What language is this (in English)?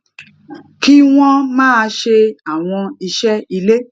Yoruba